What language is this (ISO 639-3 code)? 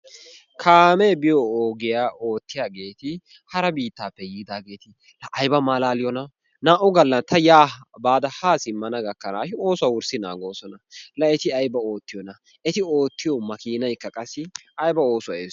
wal